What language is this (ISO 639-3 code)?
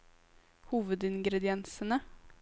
nor